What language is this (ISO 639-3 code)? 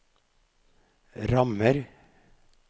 nor